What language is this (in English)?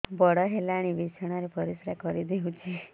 Odia